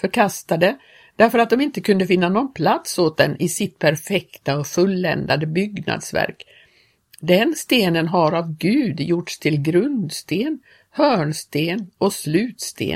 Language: Swedish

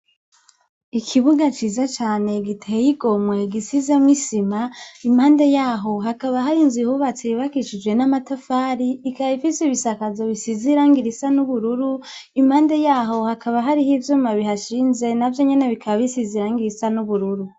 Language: Rundi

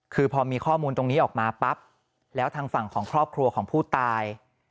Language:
Thai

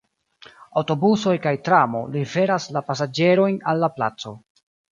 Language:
Esperanto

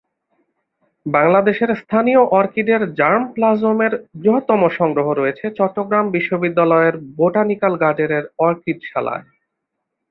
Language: Bangla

